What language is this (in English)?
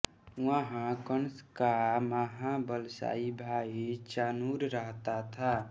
Hindi